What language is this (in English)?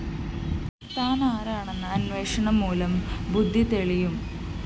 Malayalam